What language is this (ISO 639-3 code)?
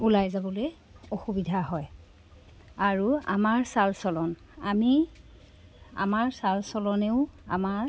asm